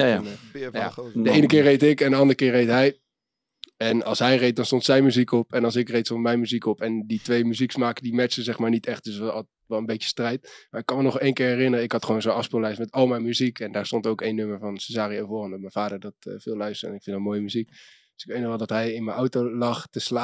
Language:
Dutch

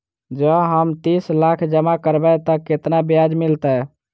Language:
Maithili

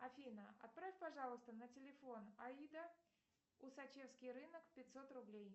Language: Russian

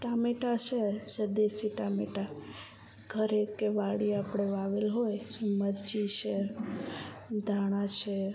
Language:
Gujarati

